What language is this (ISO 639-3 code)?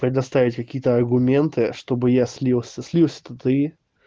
rus